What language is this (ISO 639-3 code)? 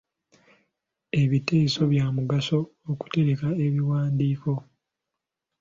lug